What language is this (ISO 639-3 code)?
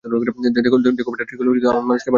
ben